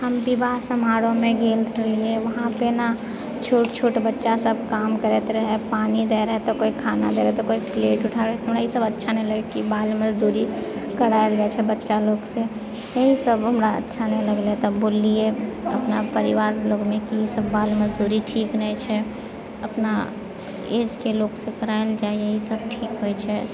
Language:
Maithili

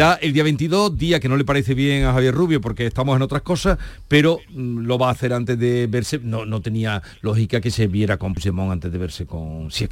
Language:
Spanish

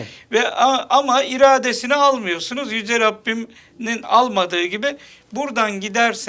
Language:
Turkish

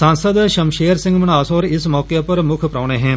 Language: Dogri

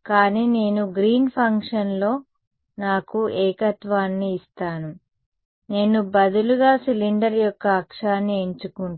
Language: Telugu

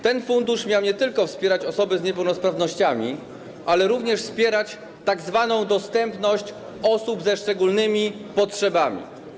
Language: Polish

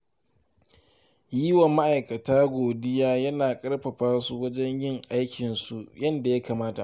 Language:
Hausa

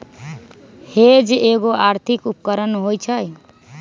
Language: Magahi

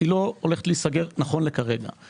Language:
Hebrew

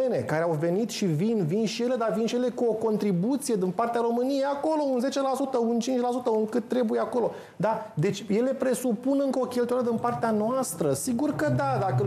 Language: Romanian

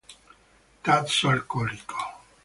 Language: Italian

